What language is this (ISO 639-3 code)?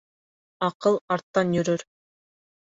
bak